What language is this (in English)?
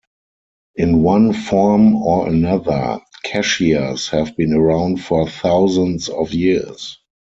English